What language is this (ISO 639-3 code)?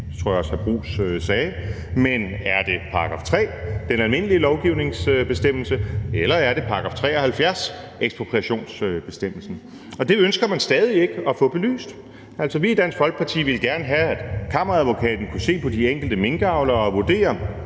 dan